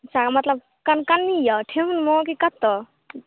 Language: Maithili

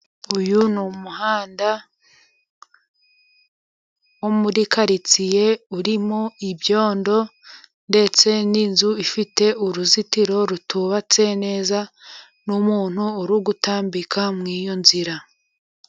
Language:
Kinyarwanda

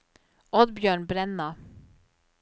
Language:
Norwegian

